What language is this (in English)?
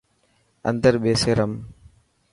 Dhatki